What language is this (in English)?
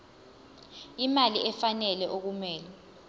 Zulu